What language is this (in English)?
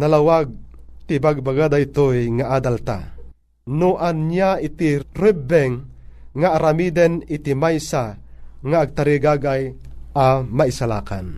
Filipino